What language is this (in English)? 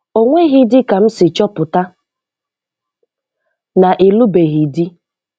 Igbo